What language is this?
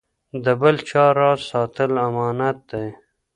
Pashto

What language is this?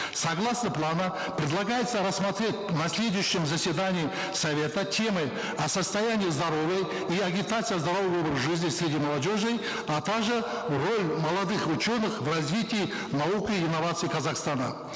Kazakh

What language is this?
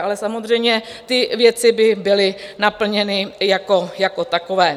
Czech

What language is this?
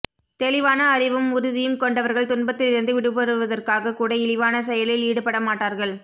Tamil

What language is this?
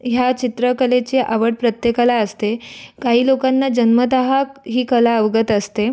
Marathi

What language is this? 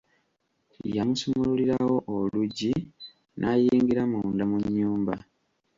Ganda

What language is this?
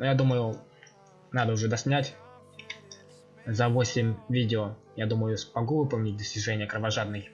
Russian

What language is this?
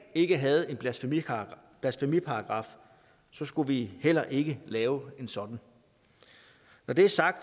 Danish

